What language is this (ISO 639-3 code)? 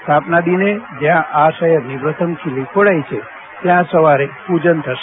guj